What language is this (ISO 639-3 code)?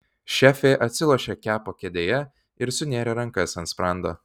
lit